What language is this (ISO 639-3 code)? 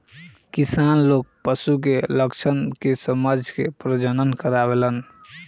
bho